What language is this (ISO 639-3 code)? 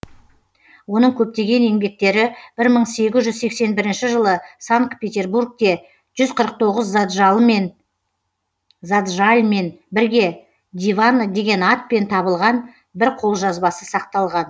kaz